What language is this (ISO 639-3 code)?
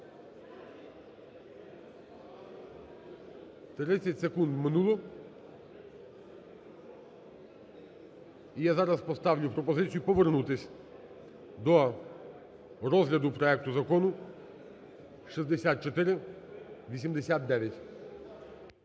ukr